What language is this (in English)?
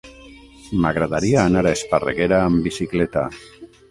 Catalan